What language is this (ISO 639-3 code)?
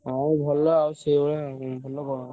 ori